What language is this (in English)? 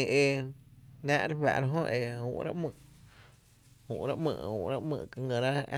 Tepinapa Chinantec